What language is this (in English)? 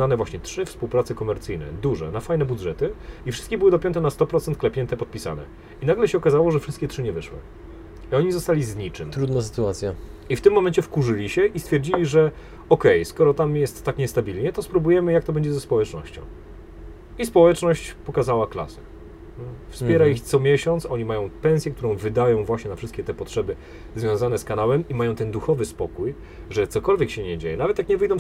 Polish